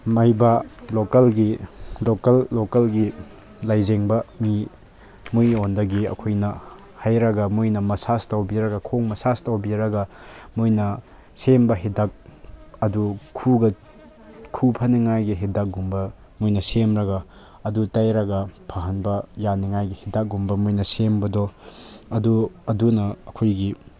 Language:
Manipuri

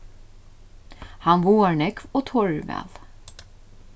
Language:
Faroese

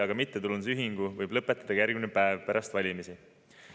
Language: Estonian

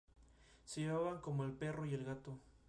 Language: Spanish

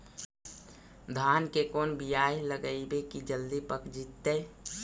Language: Magahi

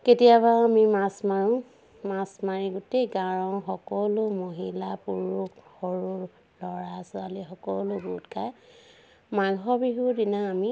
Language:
Assamese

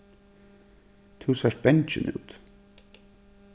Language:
Faroese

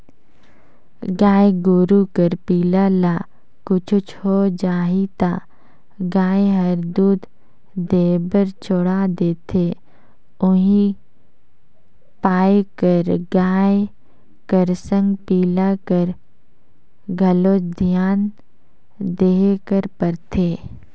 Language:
Chhattisgarhi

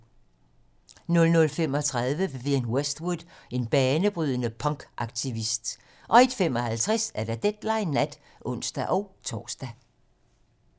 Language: Danish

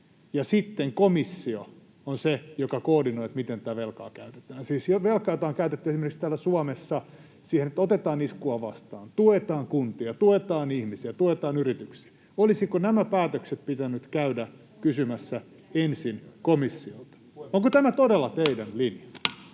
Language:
Finnish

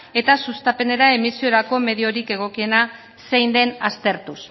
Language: Basque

